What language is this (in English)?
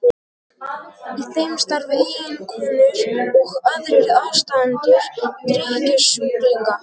Icelandic